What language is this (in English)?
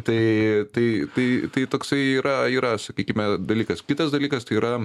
Lithuanian